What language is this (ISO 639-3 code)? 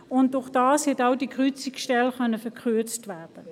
gsw